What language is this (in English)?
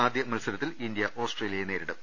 Malayalam